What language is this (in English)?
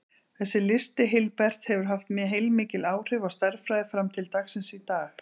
Icelandic